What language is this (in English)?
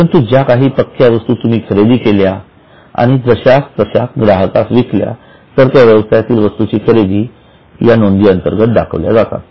Marathi